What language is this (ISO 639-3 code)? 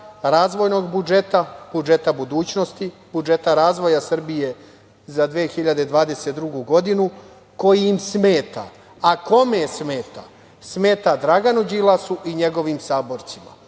srp